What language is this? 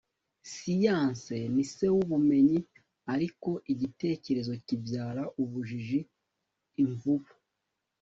Kinyarwanda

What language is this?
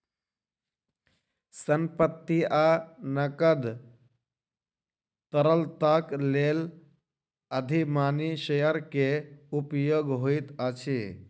Maithili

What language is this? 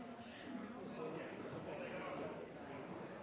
Norwegian Nynorsk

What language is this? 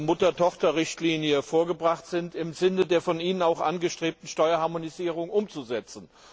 German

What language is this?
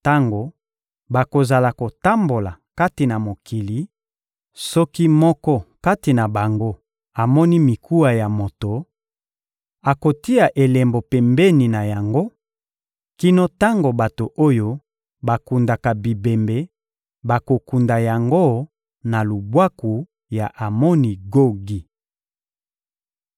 Lingala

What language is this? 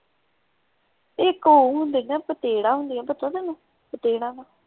Punjabi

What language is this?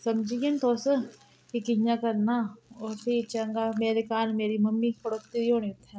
Dogri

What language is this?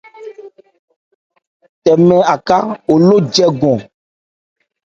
Ebrié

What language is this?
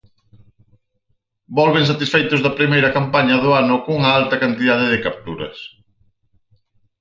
Galician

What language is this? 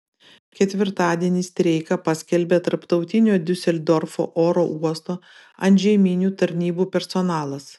Lithuanian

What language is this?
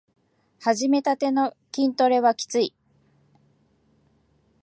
Japanese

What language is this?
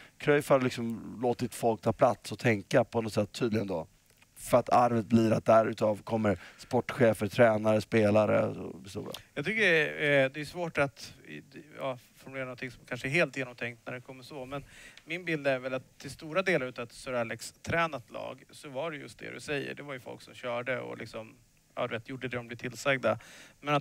Swedish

